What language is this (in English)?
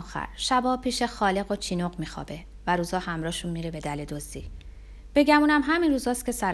Persian